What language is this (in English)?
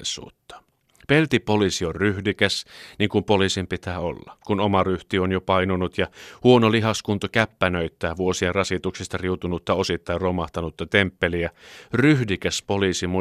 Finnish